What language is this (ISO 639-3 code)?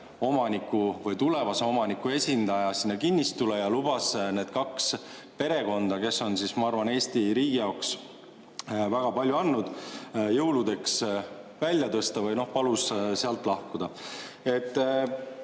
est